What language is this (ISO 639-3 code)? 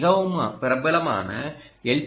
tam